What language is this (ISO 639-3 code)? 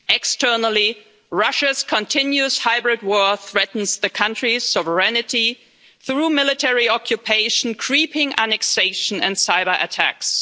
eng